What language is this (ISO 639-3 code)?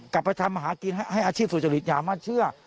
tha